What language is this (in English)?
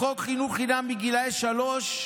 Hebrew